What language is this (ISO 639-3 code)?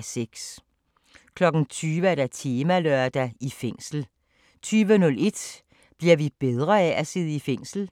dan